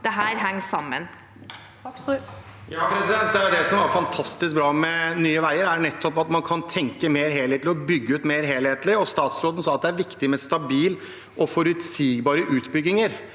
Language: Norwegian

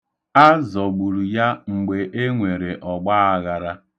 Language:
Igbo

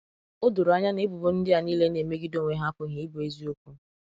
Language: Igbo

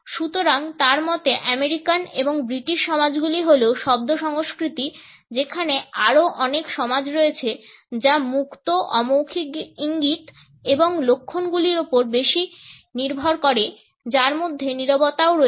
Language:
Bangla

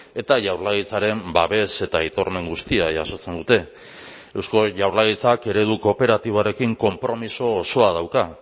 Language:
Basque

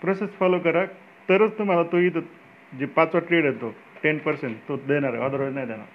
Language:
Marathi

